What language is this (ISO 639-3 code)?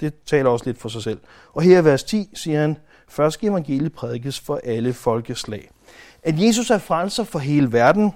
dan